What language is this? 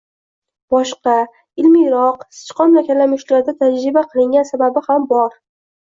Uzbek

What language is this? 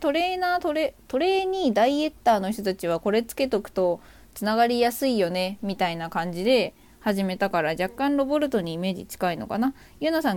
Japanese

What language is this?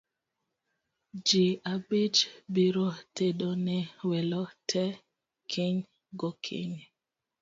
Luo (Kenya and Tanzania)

